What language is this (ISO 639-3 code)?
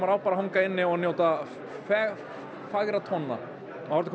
isl